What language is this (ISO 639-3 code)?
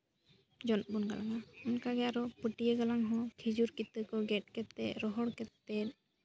sat